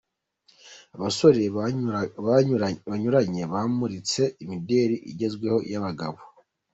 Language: Kinyarwanda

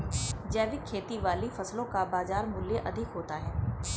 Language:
Hindi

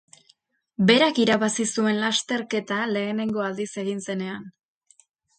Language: Basque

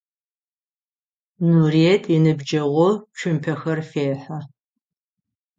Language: Adyghe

